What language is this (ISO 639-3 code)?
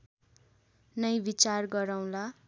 nep